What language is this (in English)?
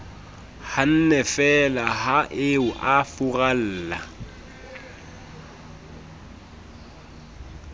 Southern Sotho